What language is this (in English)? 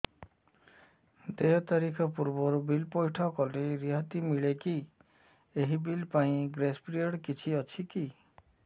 Odia